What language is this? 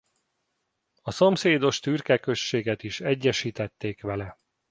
Hungarian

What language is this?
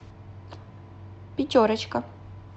Russian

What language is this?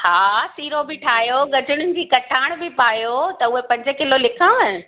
Sindhi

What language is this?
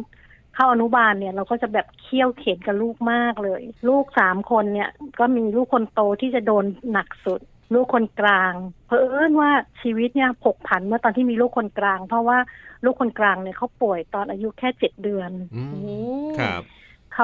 Thai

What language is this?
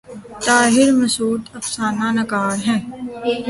Urdu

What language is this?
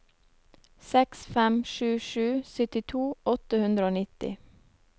Norwegian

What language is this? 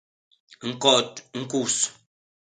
Basaa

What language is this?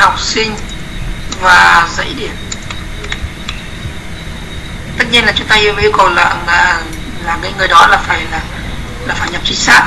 Vietnamese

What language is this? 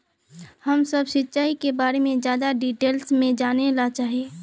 Magahi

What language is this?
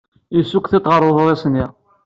Kabyle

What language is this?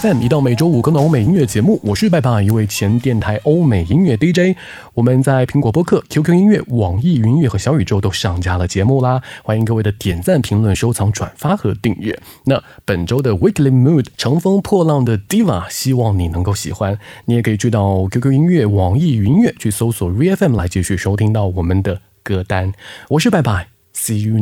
Chinese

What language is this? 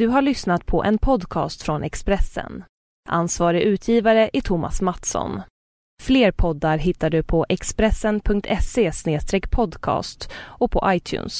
Swedish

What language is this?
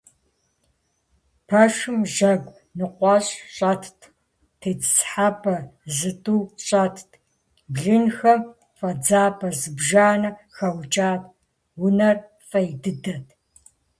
Kabardian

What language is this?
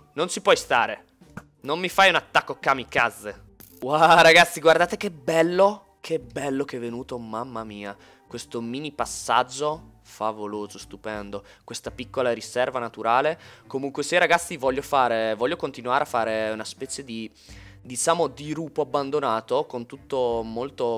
Italian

